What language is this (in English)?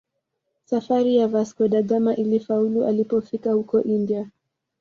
Swahili